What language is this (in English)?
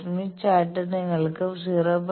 Malayalam